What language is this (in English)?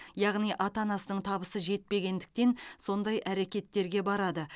Kazakh